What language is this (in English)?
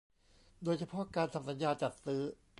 Thai